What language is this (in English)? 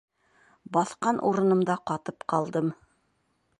Bashkir